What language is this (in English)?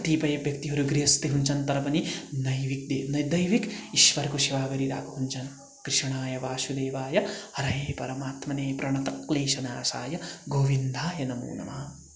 Nepali